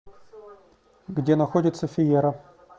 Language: Russian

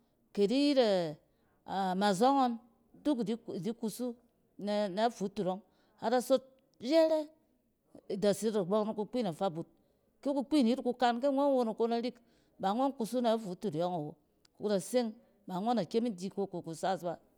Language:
Cen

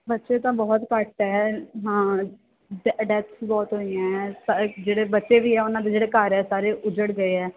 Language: Punjabi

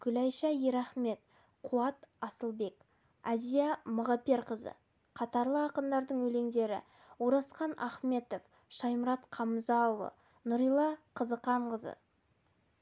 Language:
Kazakh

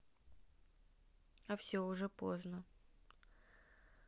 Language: Russian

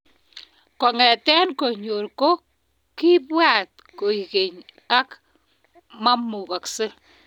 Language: Kalenjin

